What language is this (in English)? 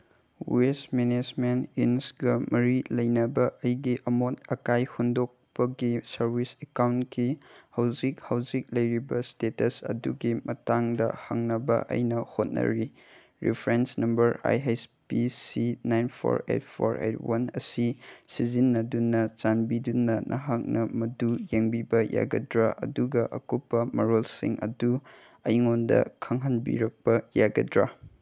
Manipuri